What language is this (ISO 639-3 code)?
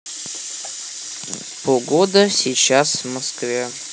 rus